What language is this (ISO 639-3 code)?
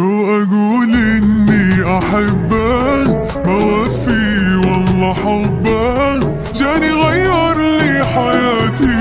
ara